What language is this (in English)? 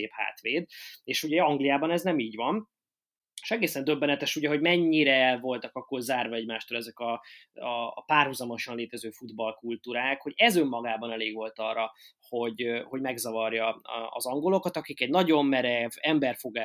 Hungarian